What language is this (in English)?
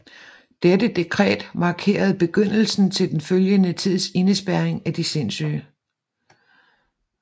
Danish